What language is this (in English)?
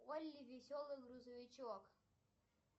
Russian